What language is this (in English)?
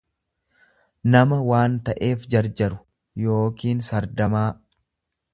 Oromo